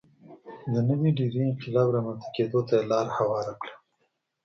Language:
Pashto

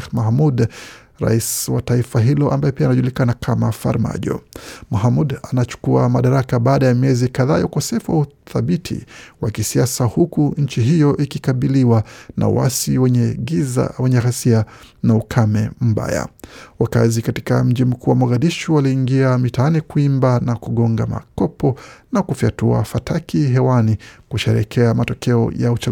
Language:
Swahili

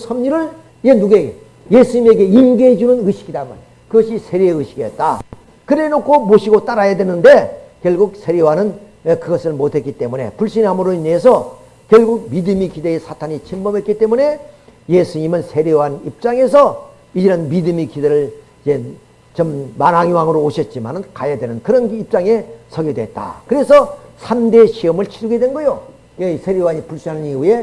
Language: Korean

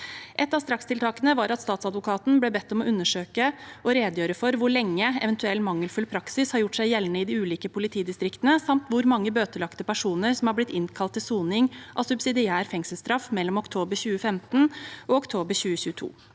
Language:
Norwegian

